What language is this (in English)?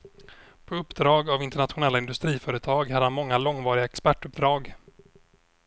Swedish